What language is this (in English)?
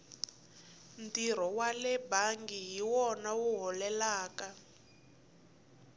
Tsonga